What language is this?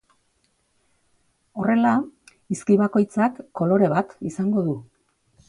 Basque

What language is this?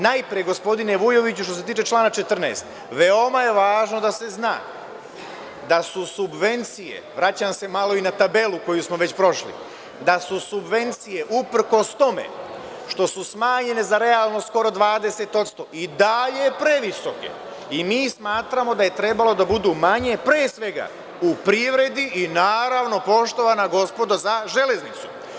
Serbian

